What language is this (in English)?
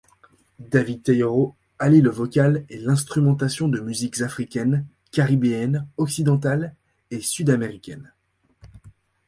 French